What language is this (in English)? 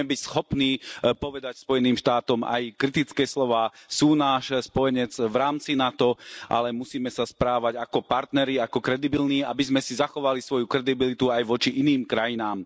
Slovak